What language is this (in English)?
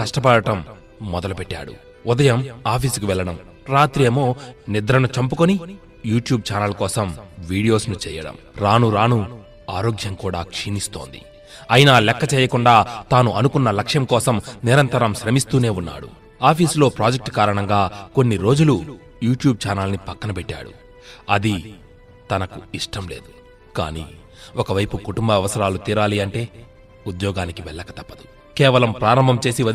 Telugu